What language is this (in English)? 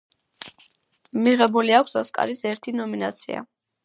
Georgian